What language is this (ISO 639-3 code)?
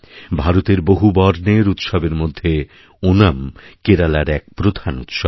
ben